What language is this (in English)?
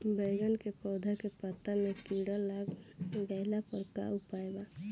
Bhojpuri